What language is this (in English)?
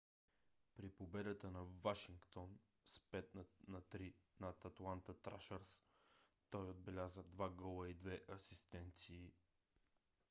Bulgarian